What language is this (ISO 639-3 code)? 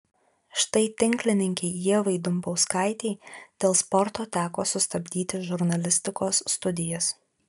lit